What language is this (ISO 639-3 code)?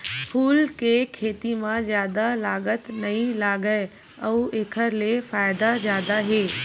hne